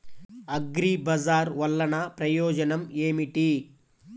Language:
Telugu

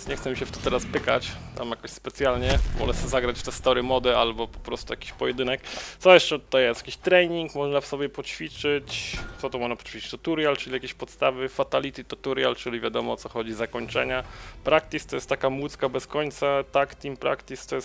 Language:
Polish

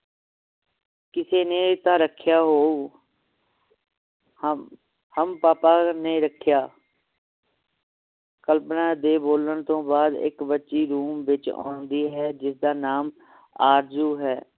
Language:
Punjabi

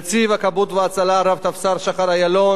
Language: Hebrew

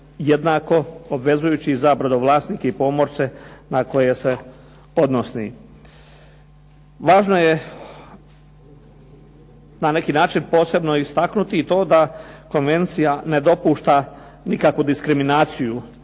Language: Croatian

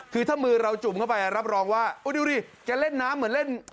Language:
Thai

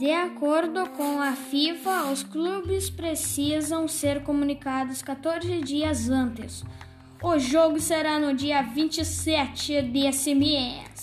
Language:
Portuguese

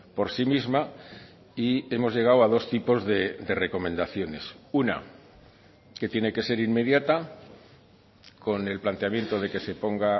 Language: Spanish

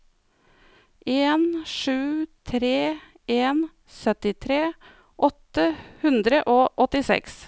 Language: Norwegian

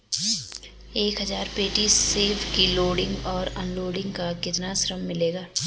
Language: Hindi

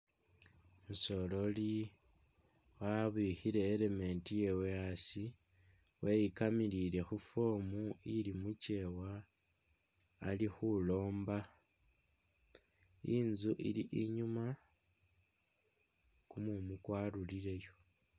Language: Masaaba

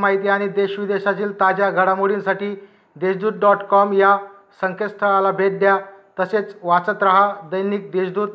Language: Marathi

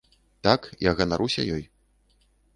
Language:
Belarusian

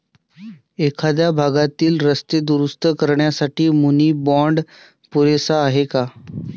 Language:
Marathi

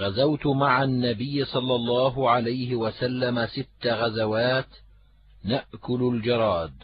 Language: Arabic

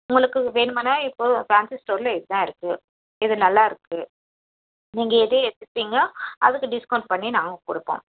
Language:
Tamil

